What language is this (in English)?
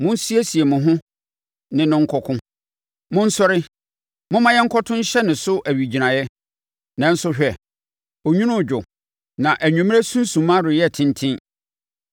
Akan